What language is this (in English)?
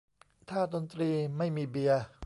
Thai